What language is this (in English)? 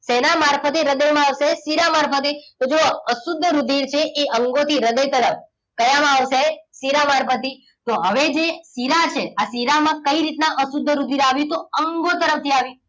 Gujarati